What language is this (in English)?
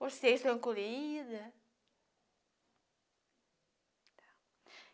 Portuguese